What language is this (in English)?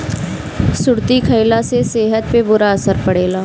Bhojpuri